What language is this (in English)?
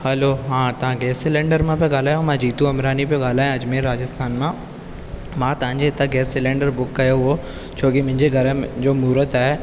Sindhi